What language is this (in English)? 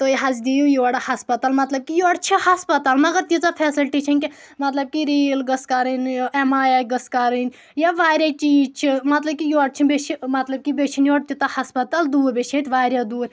Kashmiri